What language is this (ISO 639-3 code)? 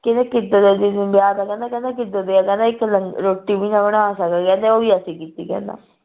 pan